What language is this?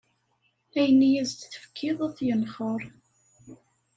Kabyle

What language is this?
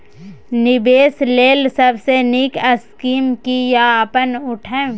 Maithili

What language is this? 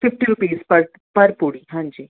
Urdu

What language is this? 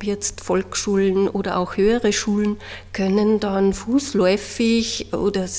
German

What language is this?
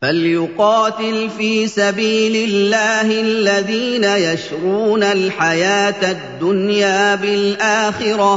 Arabic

